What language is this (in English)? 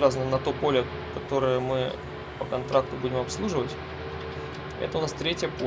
Russian